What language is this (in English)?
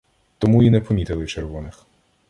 Ukrainian